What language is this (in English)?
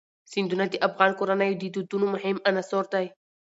Pashto